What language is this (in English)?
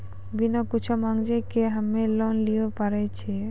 Maithili